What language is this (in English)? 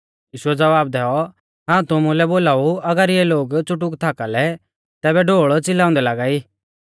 Mahasu Pahari